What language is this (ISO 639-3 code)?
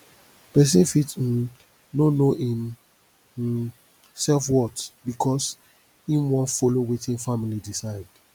pcm